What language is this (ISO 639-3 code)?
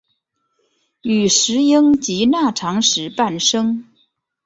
zho